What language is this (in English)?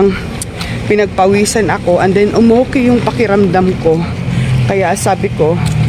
Filipino